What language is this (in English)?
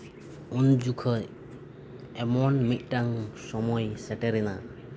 Santali